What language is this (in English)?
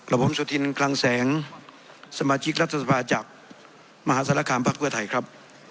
Thai